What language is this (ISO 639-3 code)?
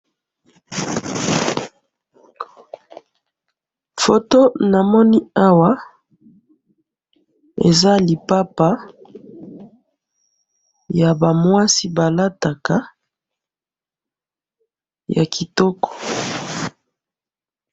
lin